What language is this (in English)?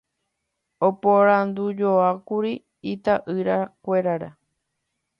Guarani